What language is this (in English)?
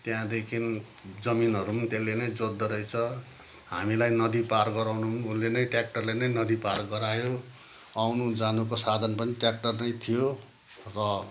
Nepali